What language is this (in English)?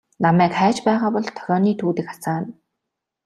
Mongolian